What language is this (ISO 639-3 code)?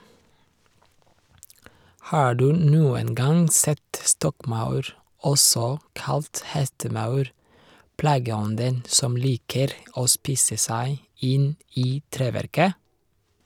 nor